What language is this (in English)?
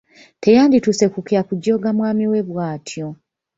Ganda